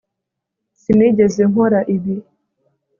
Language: Kinyarwanda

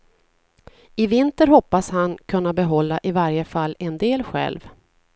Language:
Swedish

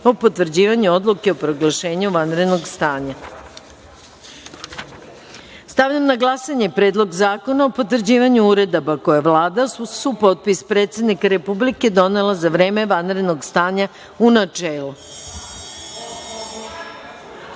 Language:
Serbian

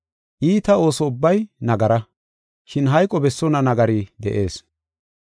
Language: Gofa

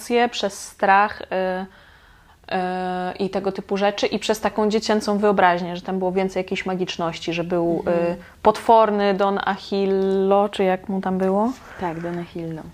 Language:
Polish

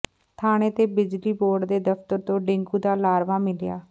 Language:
Punjabi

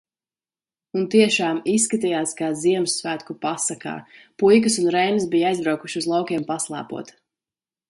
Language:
Latvian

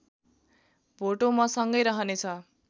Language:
Nepali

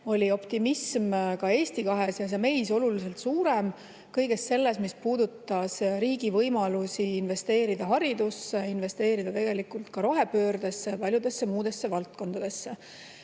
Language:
Estonian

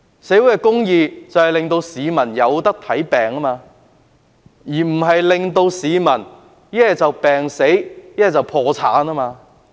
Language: Cantonese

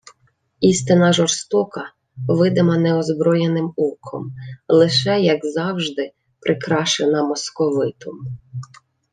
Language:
Ukrainian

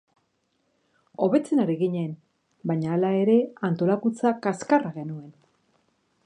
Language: Basque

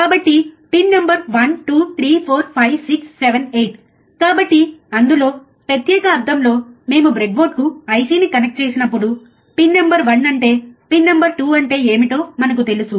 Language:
Telugu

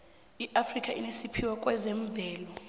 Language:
South Ndebele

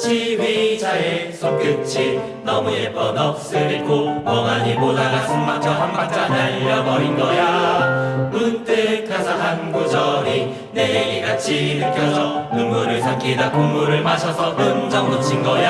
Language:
Korean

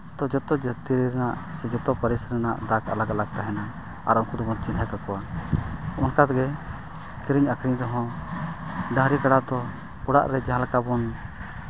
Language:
Santali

